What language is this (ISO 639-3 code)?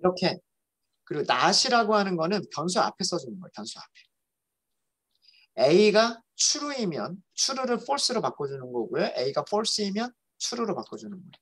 kor